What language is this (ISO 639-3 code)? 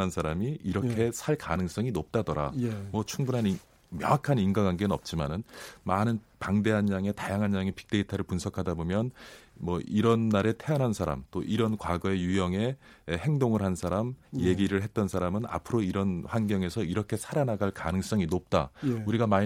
kor